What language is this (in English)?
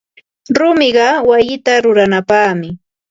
Ambo-Pasco Quechua